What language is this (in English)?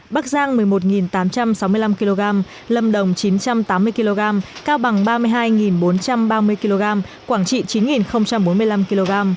Vietnamese